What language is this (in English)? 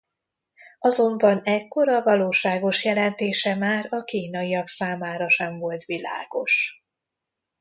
Hungarian